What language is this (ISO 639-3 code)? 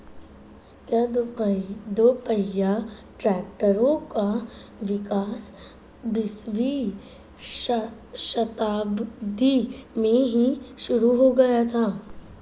hin